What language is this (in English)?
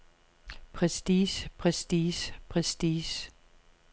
Danish